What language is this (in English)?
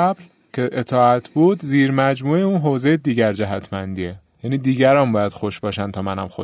Persian